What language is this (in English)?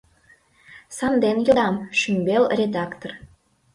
Mari